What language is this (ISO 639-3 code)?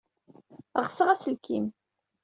kab